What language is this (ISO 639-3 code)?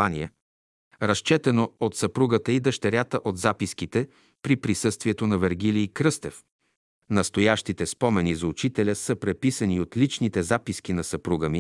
bul